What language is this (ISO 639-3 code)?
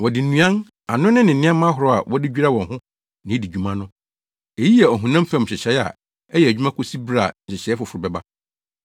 aka